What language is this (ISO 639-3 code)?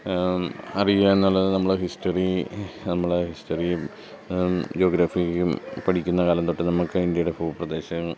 mal